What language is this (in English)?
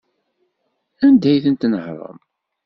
Kabyle